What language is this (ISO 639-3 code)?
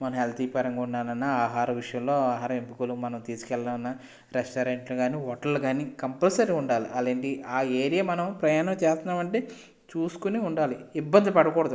tel